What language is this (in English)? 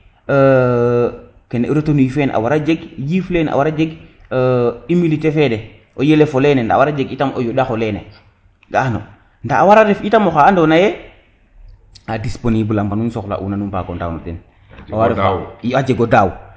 Serer